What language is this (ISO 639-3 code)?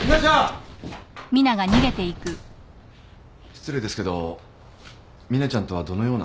jpn